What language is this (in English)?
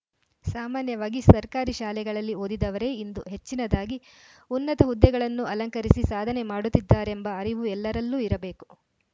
Kannada